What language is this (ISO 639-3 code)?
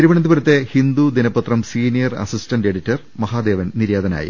mal